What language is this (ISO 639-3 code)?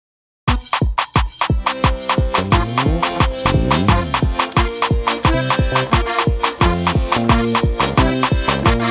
ron